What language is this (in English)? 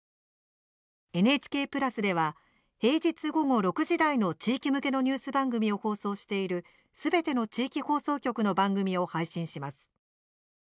Japanese